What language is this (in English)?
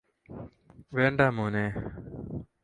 Malayalam